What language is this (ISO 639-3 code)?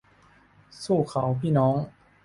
tha